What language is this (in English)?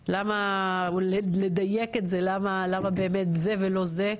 Hebrew